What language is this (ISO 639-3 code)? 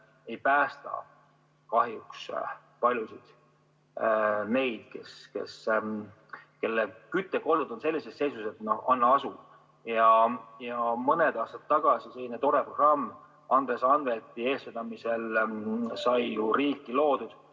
est